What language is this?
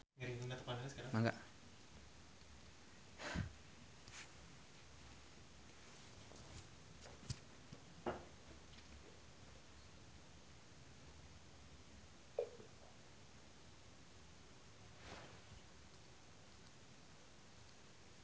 Sundanese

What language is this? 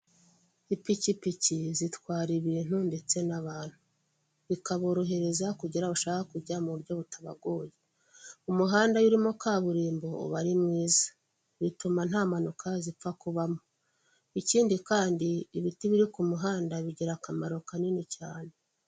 Kinyarwanda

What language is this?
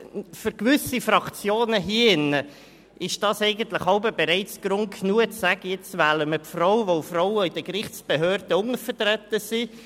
Swiss German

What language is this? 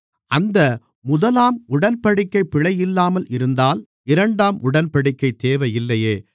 Tamil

